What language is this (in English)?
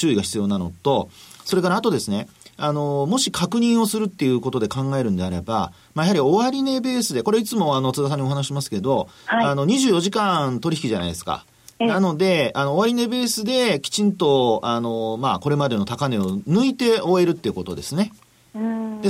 Japanese